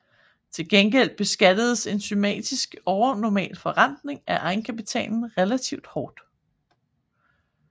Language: Danish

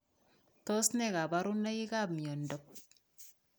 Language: Kalenjin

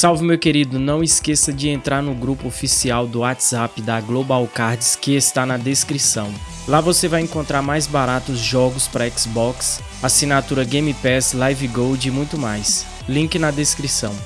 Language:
Portuguese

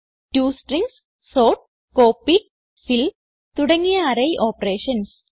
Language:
Malayalam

